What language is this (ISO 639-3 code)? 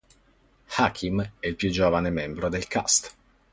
ita